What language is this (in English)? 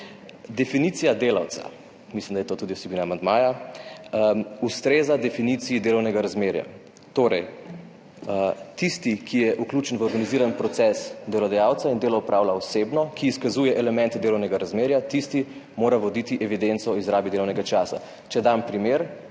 Slovenian